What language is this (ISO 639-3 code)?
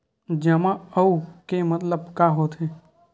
hne